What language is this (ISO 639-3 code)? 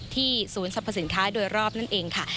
tha